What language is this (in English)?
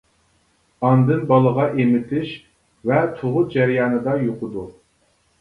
Uyghur